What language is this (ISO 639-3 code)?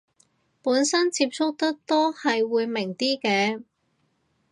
yue